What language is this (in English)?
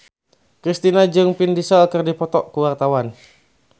Sundanese